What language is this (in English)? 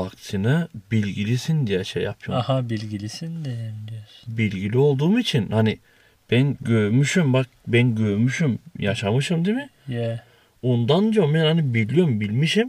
Turkish